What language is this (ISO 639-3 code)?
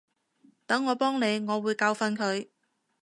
yue